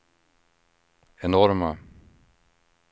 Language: Swedish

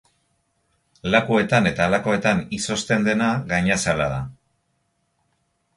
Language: Basque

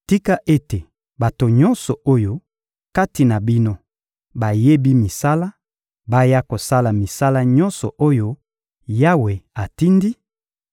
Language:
Lingala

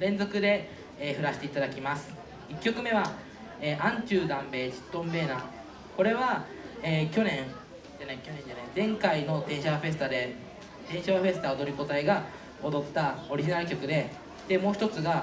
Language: Japanese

